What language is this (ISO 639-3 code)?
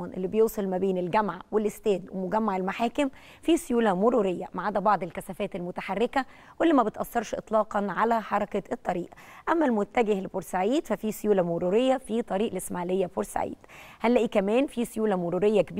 ara